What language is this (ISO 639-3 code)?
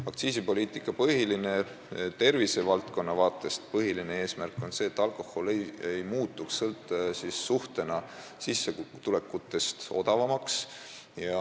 est